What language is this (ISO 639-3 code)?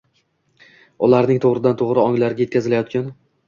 uzb